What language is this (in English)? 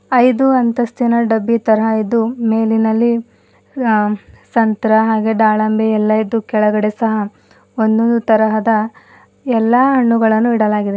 Kannada